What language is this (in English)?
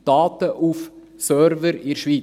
Swiss German